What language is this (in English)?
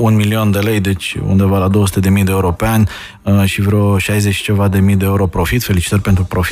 Romanian